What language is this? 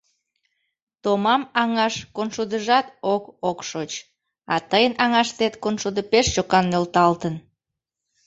Mari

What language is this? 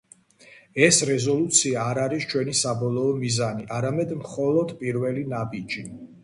Georgian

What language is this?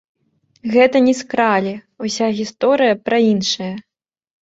Belarusian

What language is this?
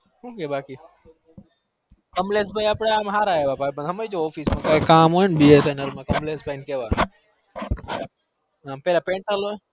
Gujarati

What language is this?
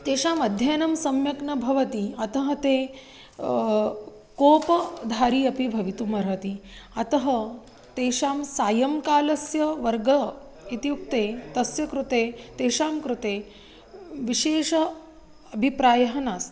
Sanskrit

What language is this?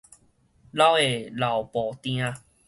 Min Nan Chinese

